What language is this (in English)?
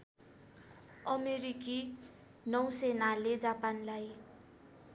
Nepali